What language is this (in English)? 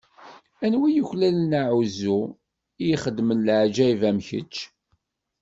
Kabyle